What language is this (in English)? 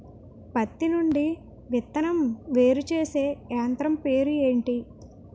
Telugu